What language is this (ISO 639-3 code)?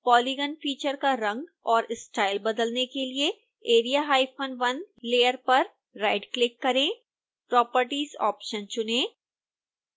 hin